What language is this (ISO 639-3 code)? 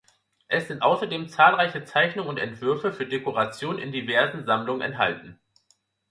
deu